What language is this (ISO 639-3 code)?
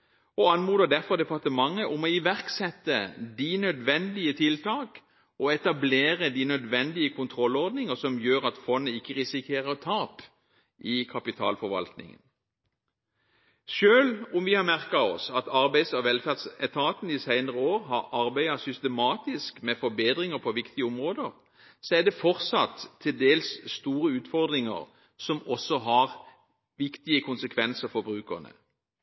nob